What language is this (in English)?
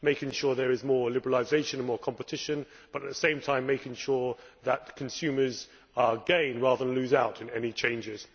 English